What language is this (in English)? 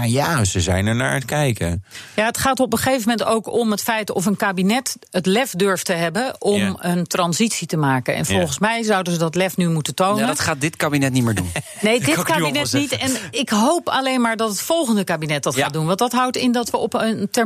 Dutch